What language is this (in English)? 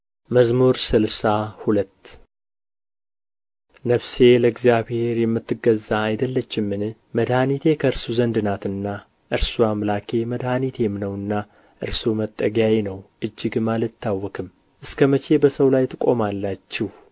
Amharic